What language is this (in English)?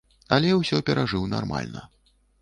Belarusian